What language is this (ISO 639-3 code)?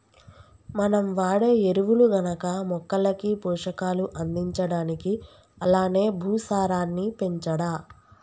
tel